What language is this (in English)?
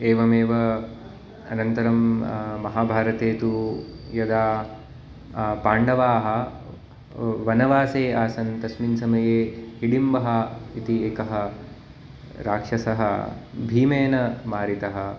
Sanskrit